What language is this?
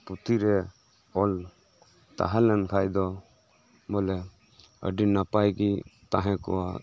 Santali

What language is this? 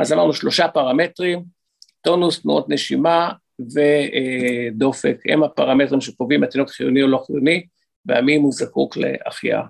Hebrew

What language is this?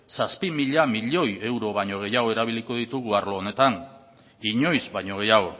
Basque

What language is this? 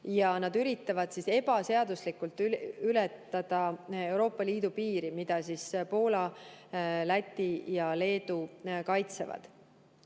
Estonian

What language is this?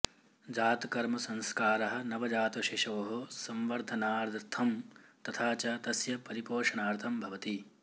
Sanskrit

